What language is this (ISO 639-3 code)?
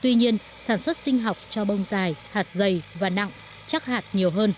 vie